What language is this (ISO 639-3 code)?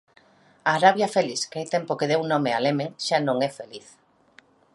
glg